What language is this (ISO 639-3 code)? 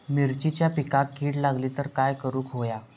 mar